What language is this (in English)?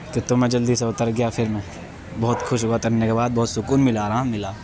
Urdu